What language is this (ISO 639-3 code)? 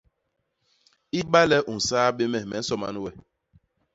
bas